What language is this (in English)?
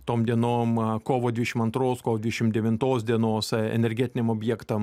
Lithuanian